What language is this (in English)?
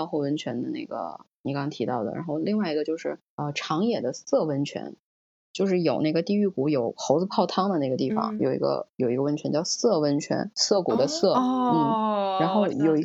Chinese